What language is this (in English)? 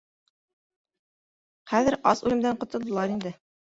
Bashkir